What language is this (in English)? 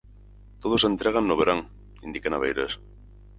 Galician